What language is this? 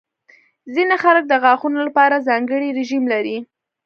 Pashto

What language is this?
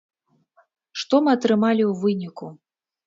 Belarusian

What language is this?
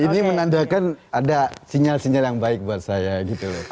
Indonesian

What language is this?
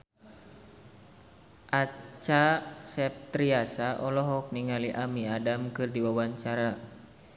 Sundanese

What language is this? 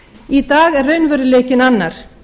Icelandic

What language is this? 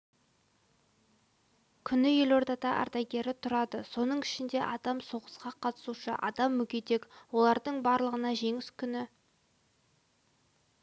Kazakh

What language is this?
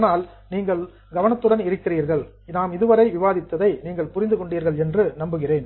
Tamil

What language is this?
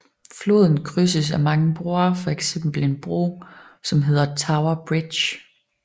Danish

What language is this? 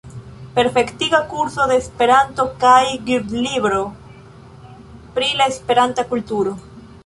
Esperanto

